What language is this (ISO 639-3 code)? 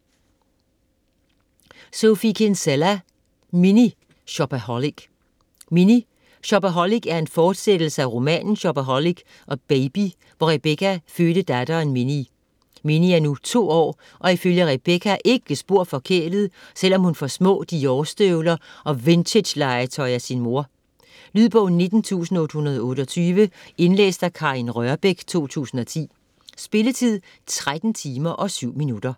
dan